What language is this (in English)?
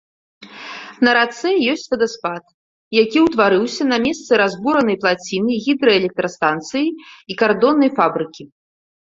Belarusian